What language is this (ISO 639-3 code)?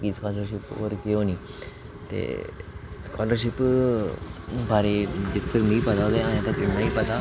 doi